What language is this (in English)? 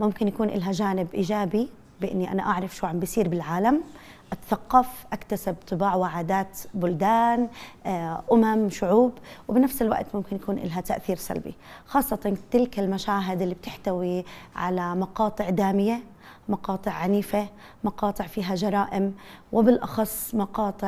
Arabic